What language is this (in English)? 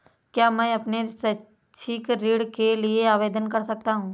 Hindi